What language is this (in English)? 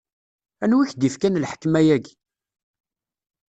Kabyle